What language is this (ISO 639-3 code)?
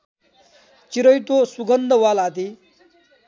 nep